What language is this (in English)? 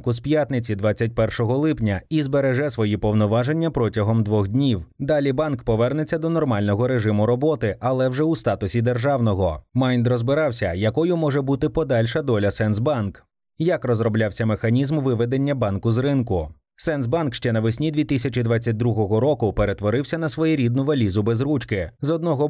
Ukrainian